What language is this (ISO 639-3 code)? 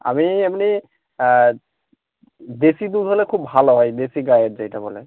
ben